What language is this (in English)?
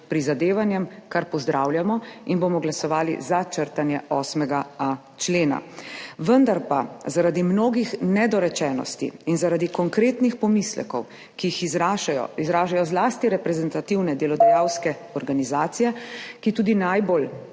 Slovenian